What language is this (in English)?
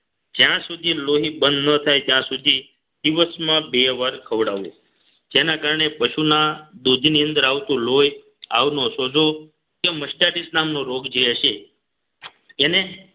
Gujarati